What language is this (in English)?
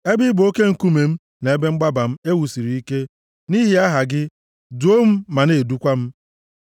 Igbo